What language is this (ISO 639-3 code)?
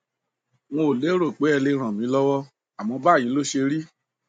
yor